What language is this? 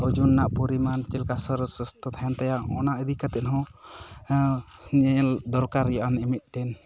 Santali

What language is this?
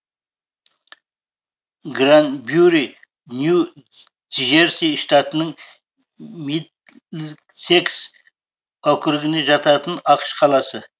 Kazakh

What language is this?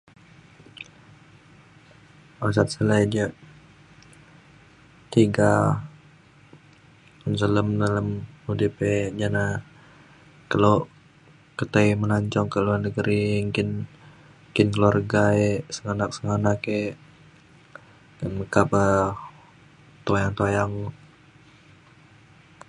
Mainstream Kenyah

